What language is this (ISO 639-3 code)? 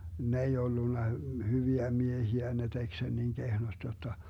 fin